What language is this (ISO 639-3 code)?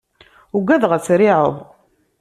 kab